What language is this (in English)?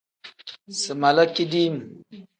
Tem